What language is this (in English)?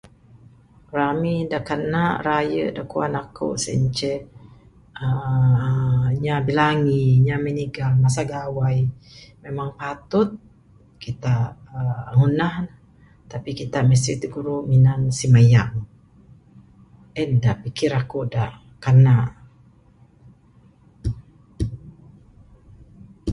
Bukar-Sadung Bidayuh